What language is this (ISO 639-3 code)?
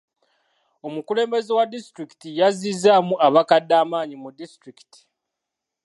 lug